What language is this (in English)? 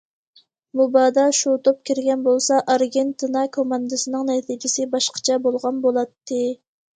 Uyghur